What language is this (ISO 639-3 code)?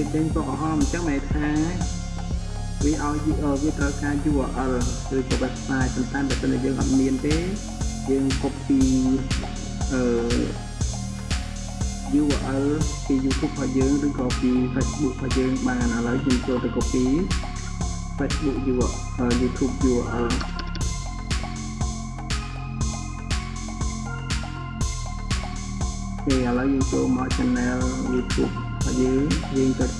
vie